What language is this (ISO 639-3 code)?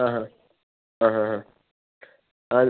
mal